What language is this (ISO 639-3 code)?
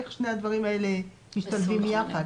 heb